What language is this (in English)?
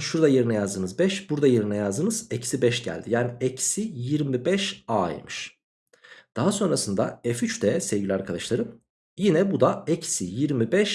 Turkish